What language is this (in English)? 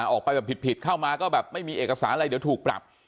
Thai